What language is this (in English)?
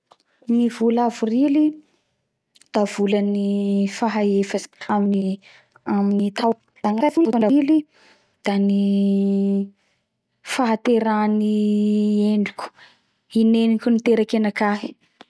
Bara Malagasy